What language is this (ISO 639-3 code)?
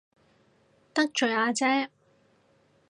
yue